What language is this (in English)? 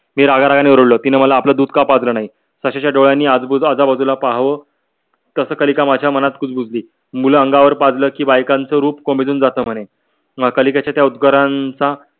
Marathi